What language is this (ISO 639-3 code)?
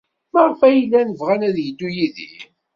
kab